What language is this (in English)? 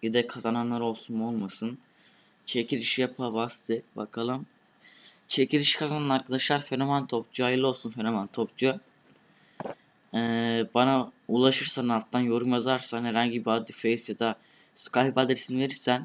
Turkish